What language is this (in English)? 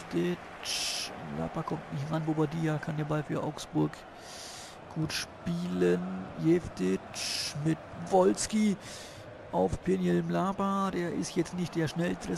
German